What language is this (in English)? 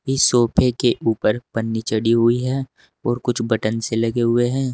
Hindi